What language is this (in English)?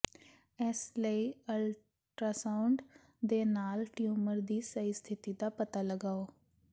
Punjabi